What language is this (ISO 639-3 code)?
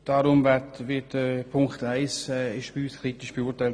gsw